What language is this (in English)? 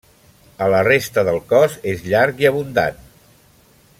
Catalan